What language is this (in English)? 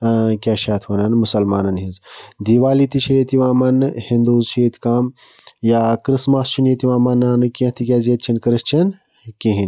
Kashmiri